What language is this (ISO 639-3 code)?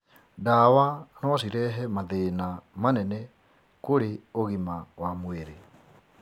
kik